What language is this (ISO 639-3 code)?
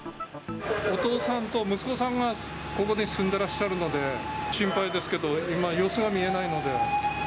jpn